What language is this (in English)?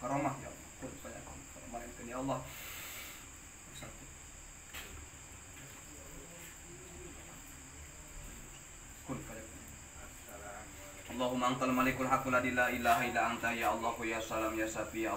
Indonesian